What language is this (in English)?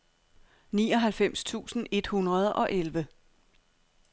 Danish